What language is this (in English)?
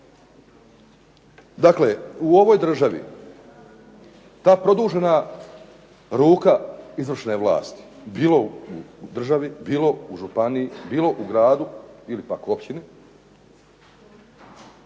Croatian